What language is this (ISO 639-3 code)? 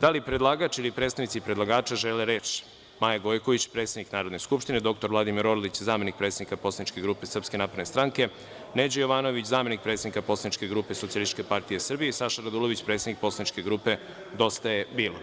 srp